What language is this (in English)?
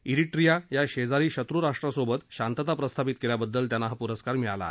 Marathi